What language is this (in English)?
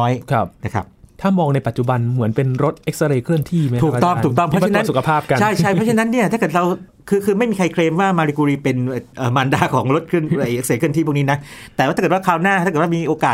Thai